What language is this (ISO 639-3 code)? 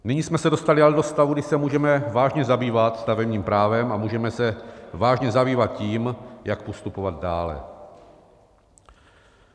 ces